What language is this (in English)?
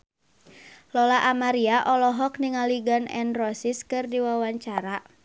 Sundanese